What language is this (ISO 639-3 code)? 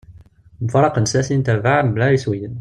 kab